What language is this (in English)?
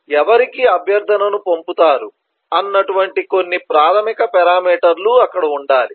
Telugu